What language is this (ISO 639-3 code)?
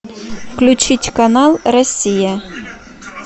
rus